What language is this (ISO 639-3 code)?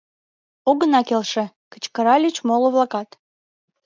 chm